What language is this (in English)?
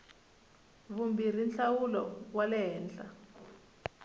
Tsonga